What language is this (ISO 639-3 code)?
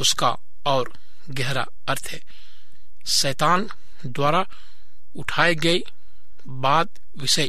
hin